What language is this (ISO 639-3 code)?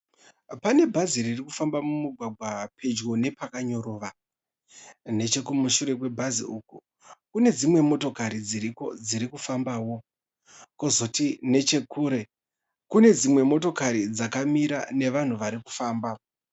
sna